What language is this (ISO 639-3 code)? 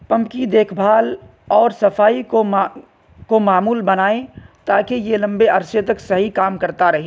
urd